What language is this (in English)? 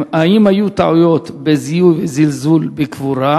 Hebrew